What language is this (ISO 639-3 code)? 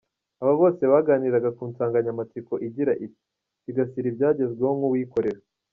kin